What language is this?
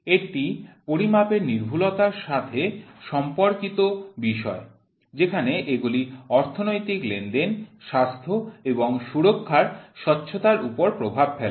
Bangla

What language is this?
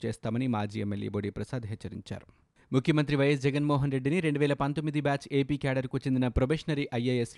Telugu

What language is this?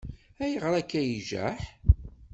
Kabyle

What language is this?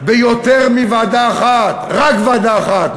Hebrew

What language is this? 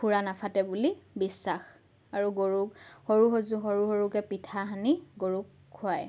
Assamese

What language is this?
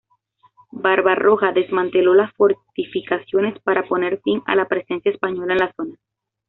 Spanish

